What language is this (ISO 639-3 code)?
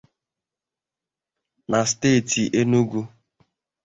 ibo